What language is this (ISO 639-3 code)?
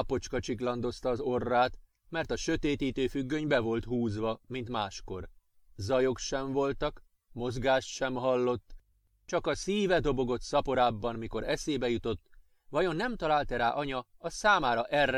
hun